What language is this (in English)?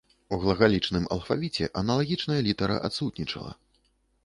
Belarusian